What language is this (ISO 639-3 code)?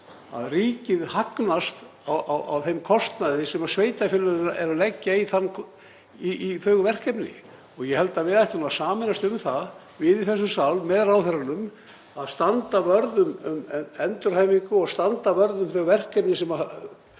isl